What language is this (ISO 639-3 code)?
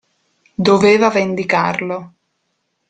ita